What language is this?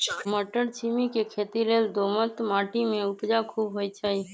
Magahi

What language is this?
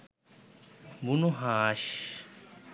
Bangla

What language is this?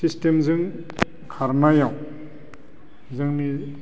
Bodo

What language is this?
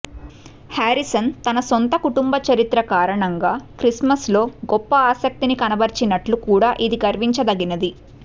Telugu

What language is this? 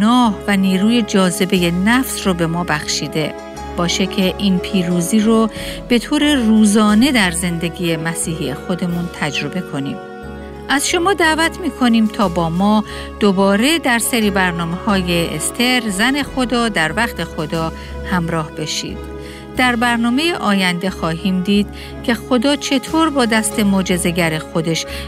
Persian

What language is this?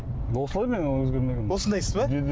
Kazakh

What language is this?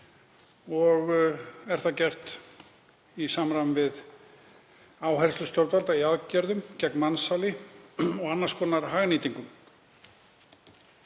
Icelandic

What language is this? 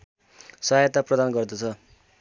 Nepali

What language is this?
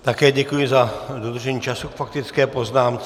Czech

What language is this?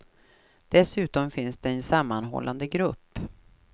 Swedish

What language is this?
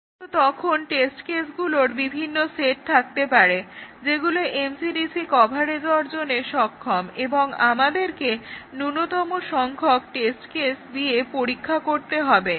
Bangla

